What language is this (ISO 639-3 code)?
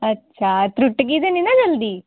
doi